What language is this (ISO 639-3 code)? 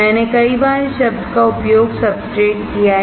hin